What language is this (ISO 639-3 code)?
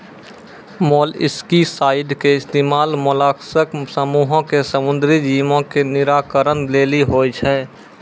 mai